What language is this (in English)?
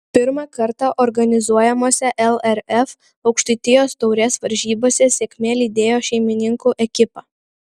Lithuanian